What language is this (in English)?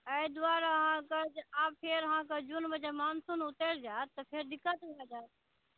Maithili